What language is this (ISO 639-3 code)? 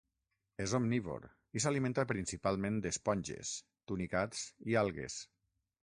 cat